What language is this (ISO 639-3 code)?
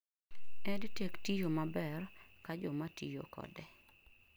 luo